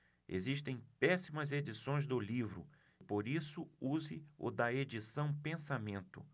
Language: Portuguese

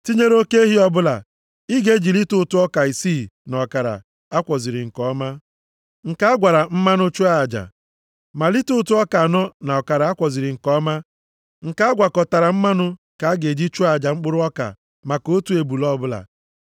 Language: Igbo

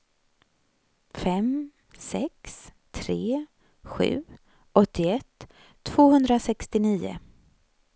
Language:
Swedish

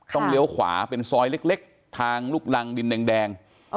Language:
Thai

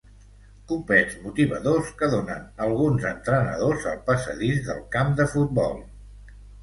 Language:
Catalan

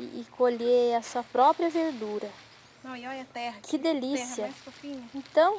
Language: Portuguese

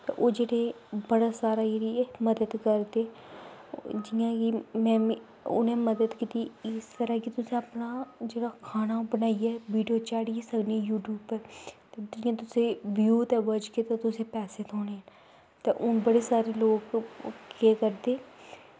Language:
Dogri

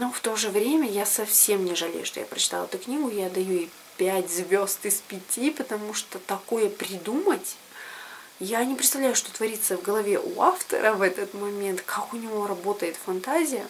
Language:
Russian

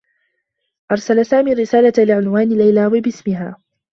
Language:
Arabic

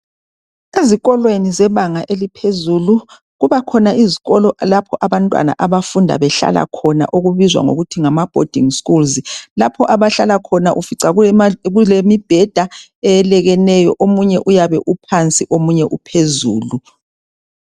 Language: North Ndebele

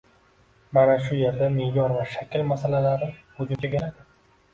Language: Uzbek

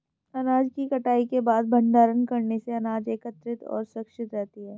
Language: Hindi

